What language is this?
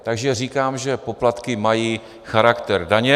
Czech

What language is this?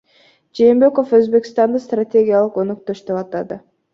Kyrgyz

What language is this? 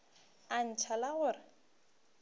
Northern Sotho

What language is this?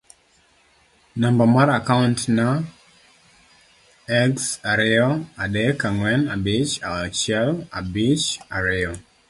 Luo (Kenya and Tanzania)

